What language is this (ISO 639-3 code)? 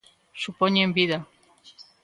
glg